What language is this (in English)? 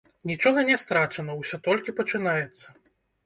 Belarusian